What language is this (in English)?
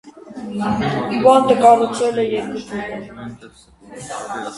Armenian